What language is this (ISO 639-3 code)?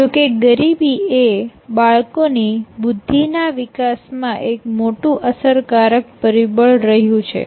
guj